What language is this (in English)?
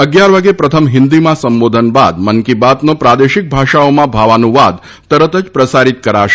Gujarati